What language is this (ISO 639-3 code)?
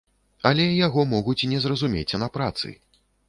bel